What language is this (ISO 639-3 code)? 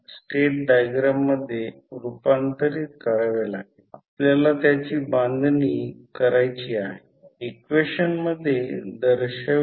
mar